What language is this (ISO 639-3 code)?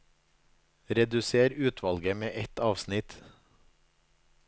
nor